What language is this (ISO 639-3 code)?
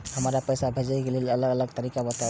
mai